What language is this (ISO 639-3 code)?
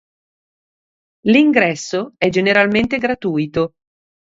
ita